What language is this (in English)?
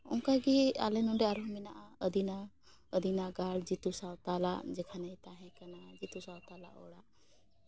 Santali